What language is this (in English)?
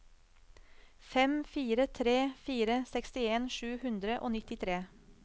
Norwegian